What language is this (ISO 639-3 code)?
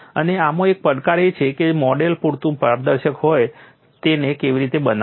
guj